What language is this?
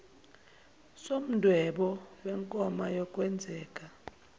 Zulu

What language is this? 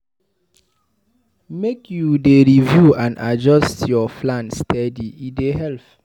Nigerian Pidgin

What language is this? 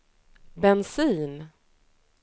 Swedish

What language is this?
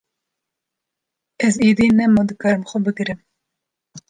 Kurdish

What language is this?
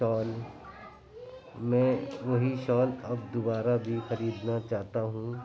Urdu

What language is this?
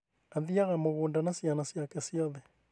Kikuyu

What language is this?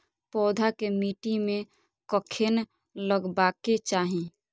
Maithili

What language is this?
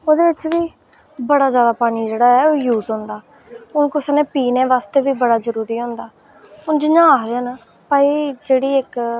Dogri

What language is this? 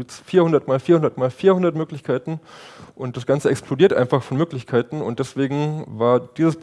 German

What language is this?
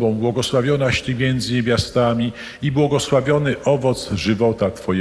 Polish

